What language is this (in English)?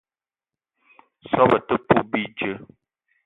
Eton (Cameroon)